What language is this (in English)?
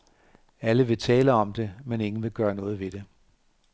Danish